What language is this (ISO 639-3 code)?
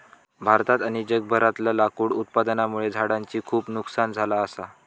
mar